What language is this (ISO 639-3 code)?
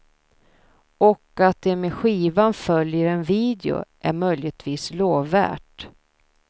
swe